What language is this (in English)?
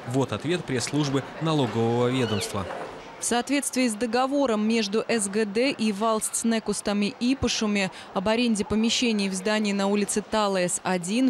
Russian